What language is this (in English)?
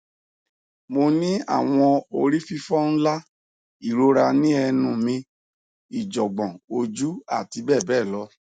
Yoruba